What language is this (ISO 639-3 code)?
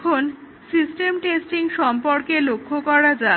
ben